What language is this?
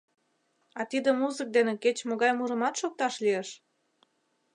Mari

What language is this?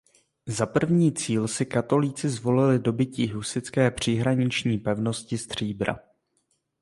Czech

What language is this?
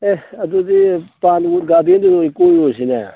Manipuri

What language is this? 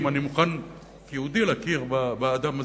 Hebrew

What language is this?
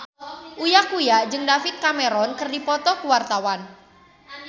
Sundanese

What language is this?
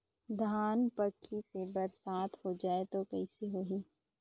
Chhattisgarhi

